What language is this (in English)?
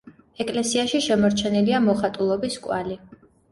Georgian